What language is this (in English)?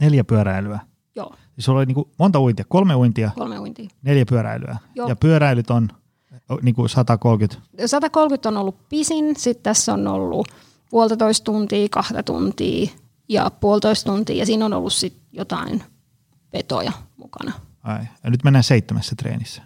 Finnish